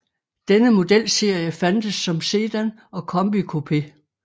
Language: Danish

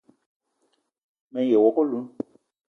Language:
Eton (Cameroon)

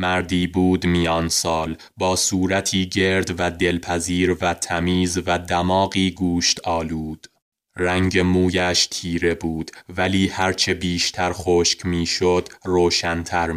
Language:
Persian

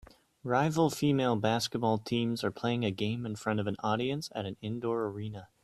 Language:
English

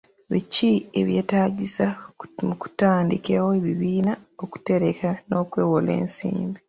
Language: Ganda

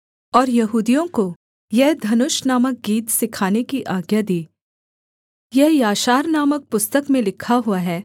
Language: Hindi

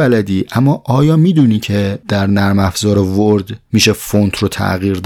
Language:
Persian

